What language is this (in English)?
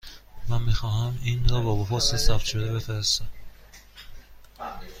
Persian